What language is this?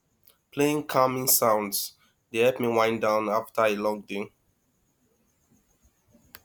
Nigerian Pidgin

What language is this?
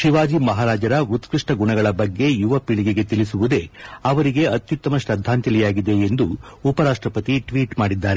Kannada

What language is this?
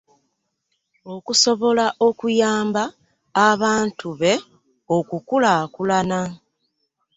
Ganda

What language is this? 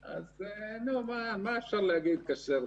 Hebrew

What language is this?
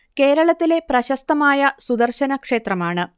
Malayalam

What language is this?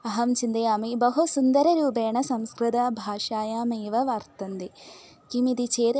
Sanskrit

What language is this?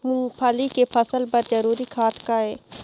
Chhattisgarhi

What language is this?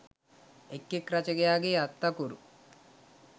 Sinhala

